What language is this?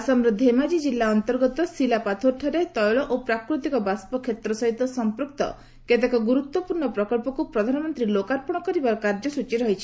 Odia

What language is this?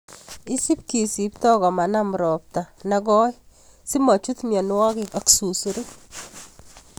Kalenjin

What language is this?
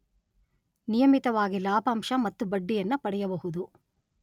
Kannada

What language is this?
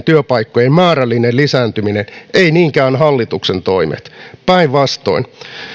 Finnish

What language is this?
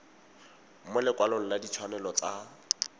Tswana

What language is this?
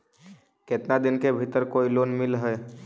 Magahi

